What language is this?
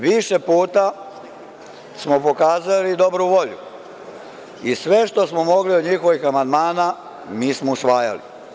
Serbian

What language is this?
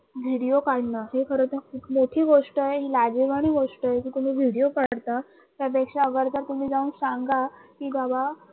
Marathi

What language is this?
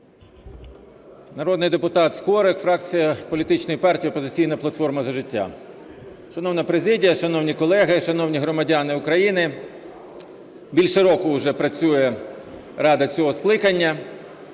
Ukrainian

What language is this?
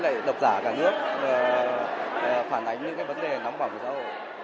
Vietnamese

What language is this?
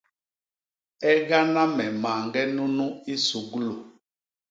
Basaa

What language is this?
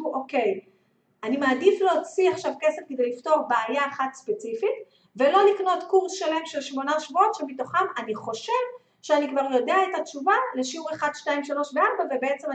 Hebrew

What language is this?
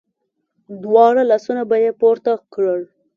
Pashto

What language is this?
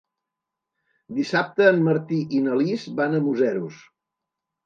Catalan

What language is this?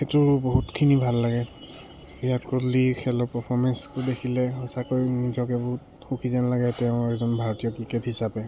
Assamese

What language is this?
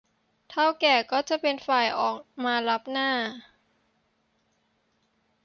Thai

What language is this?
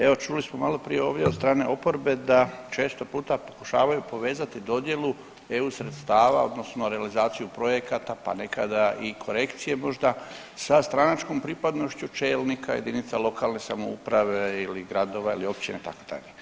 Croatian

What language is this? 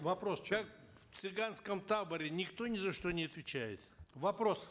Kazakh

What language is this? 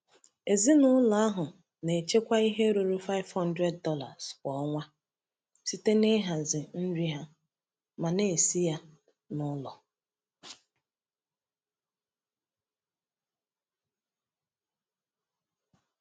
Igbo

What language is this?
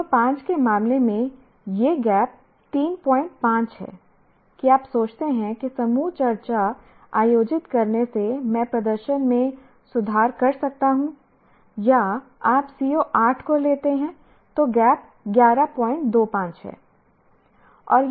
Hindi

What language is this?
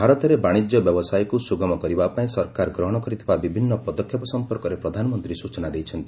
Odia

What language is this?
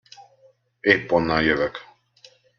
Hungarian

